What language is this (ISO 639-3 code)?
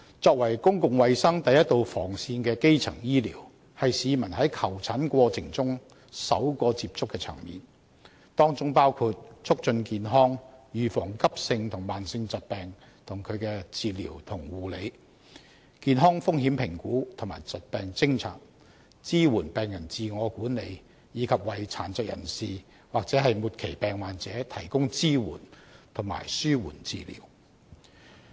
yue